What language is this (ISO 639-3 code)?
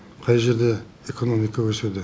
kaz